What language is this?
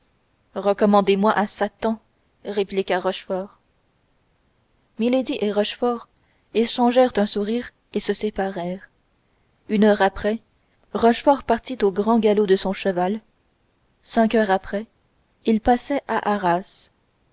French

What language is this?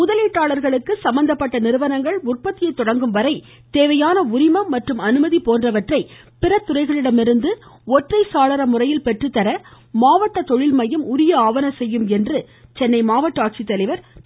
Tamil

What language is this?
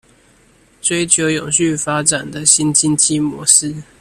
Chinese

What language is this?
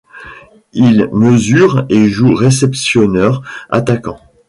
French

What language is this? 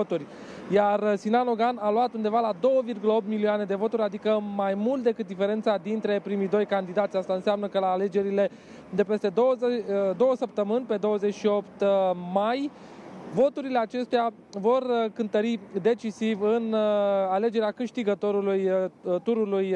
Romanian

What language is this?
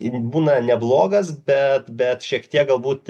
Lithuanian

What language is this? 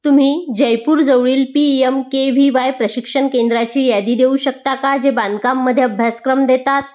Marathi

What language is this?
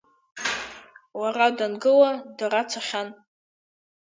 Abkhazian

